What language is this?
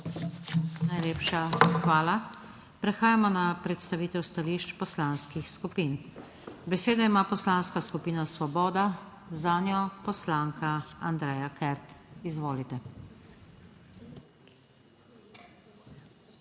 Slovenian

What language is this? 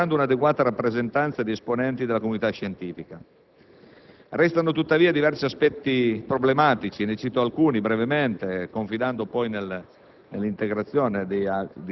Italian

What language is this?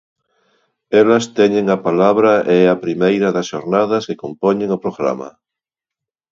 Galician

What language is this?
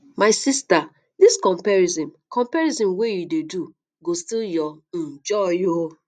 Nigerian Pidgin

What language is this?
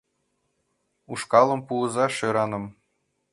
Mari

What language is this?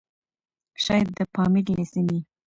Pashto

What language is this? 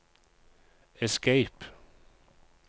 Norwegian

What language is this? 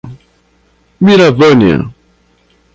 Portuguese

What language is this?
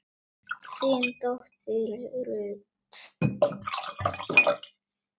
Icelandic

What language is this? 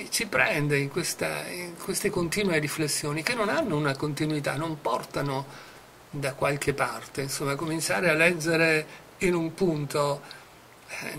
Italian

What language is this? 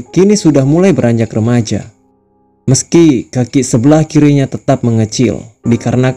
Indonesian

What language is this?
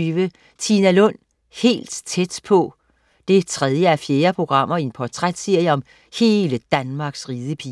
Danish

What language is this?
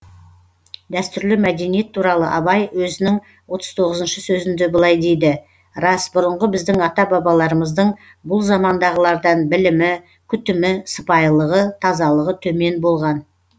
Kazakh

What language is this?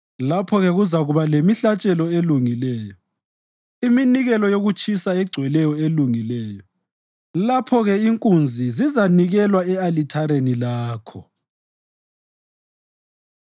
North Ndebele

